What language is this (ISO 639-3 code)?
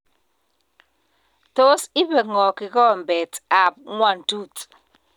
kln